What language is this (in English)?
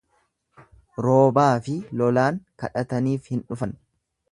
Oromo